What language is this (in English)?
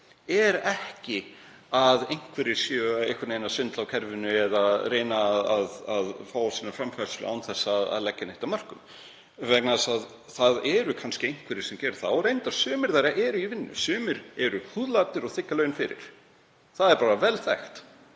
Icelandic